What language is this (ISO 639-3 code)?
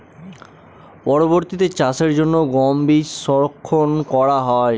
ben